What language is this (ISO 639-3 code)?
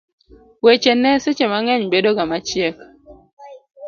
luo